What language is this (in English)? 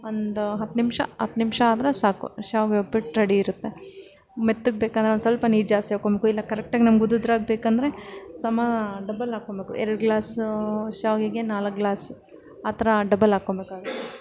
Kannada